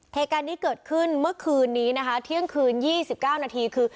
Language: Thai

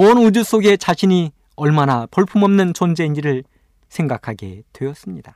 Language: Korean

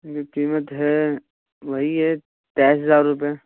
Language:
Urdu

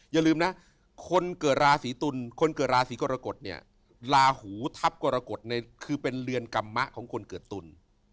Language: Thai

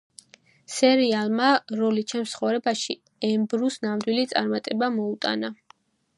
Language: Georgian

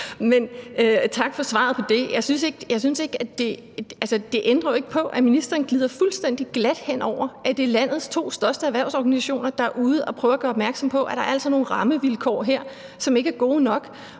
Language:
Danish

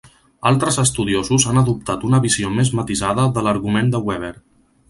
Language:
Catalan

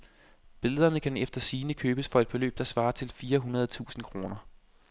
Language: Danish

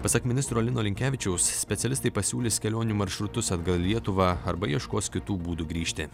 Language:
Lithuanian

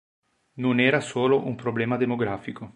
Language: Italian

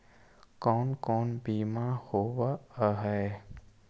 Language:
Magahi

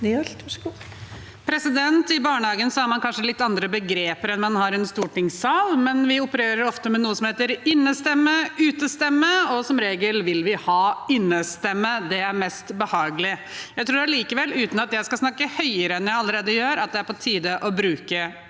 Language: Norwegian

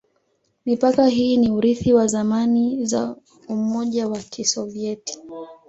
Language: Swahili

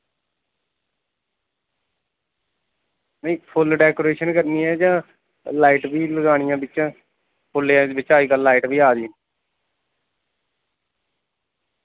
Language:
Dogri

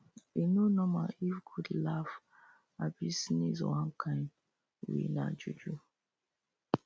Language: Nigerian Pidgin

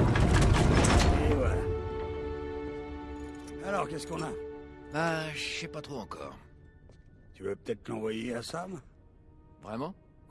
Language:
French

